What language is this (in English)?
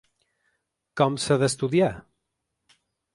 Catalan